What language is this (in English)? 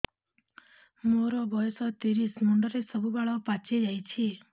Odia